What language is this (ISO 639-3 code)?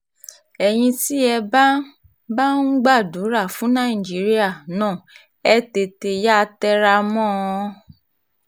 yor